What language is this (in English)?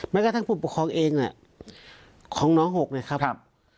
Thai